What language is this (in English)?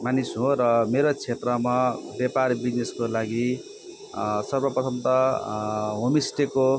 Nepali